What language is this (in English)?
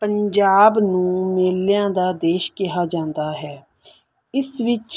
Punjabi